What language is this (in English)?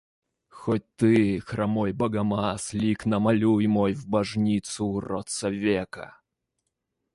Russian